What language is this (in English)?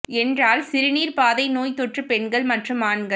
Tamil